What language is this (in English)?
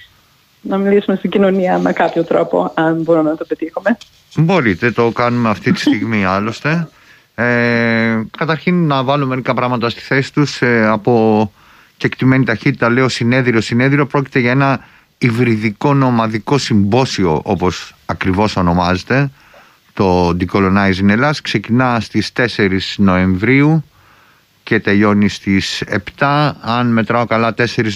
Greek